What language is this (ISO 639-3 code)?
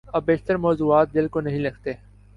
urd